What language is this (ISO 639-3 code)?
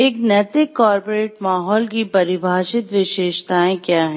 hin